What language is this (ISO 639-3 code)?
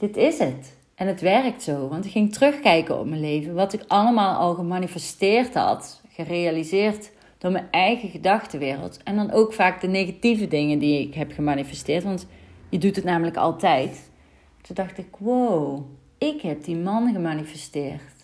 nld